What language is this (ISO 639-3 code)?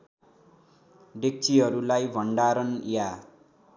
nep